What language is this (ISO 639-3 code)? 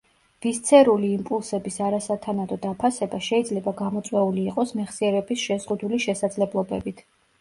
kat